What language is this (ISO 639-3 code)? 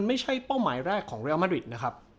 tha